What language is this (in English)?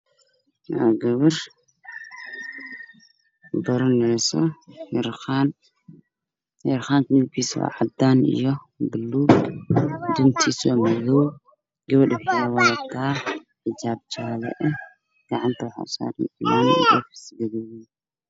Somali